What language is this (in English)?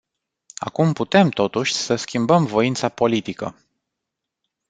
Romanian